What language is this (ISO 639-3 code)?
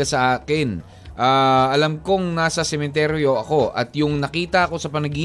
fil